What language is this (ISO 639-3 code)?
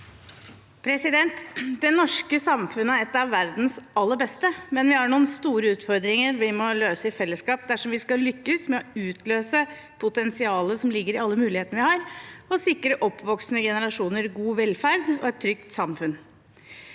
nor